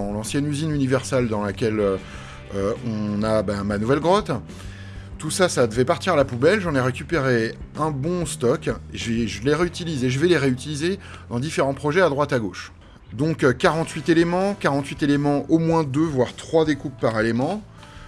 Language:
French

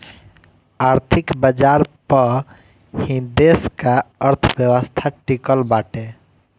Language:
Bhojpuri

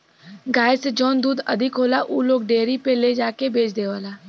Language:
Bhojpuri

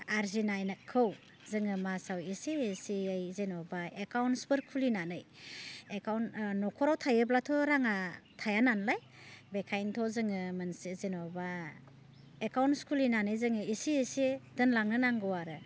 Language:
Bodo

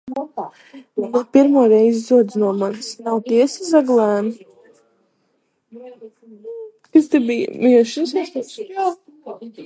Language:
Latvian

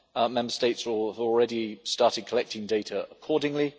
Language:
English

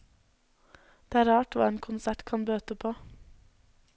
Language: Norwegian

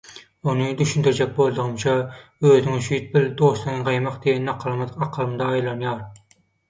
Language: Turkmen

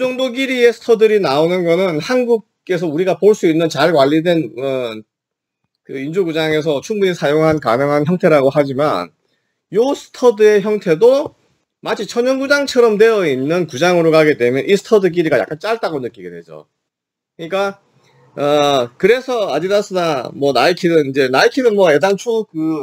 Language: Korean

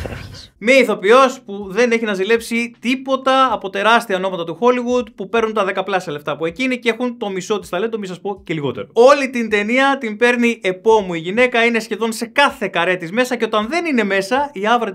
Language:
Greek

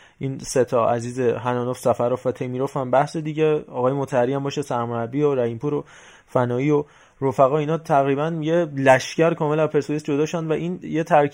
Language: Persian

